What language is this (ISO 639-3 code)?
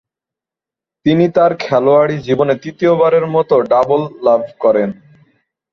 ben